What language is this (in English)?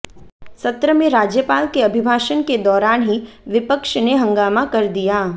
Hindi